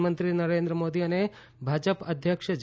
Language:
Gujarati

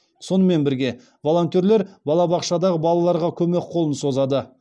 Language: Kazakh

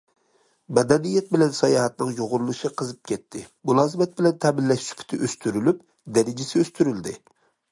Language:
Uyghur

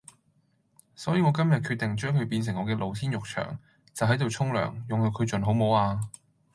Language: Cantonese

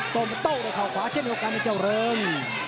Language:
Thai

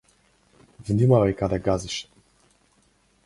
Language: Macedonian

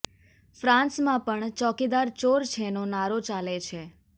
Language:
Gujarati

